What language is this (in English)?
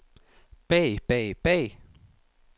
Danish